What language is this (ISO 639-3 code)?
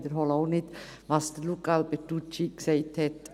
gsw